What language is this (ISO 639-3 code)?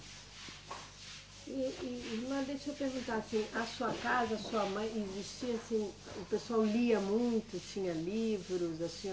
por